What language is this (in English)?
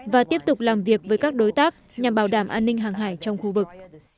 Vietnamese